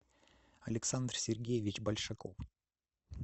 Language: Russian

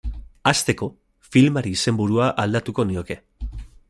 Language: Basque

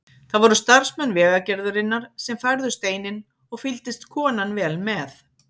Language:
Icelandic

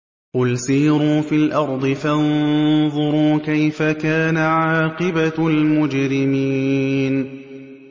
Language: Arabic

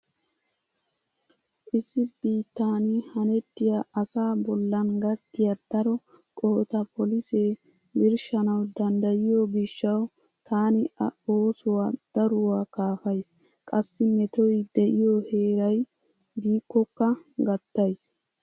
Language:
Wolaytta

